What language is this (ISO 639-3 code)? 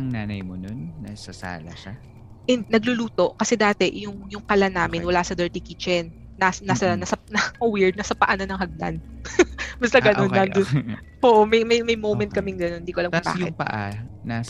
fil